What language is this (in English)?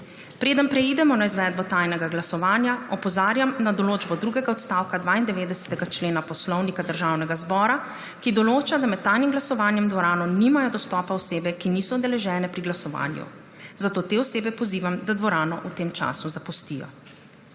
Slovenian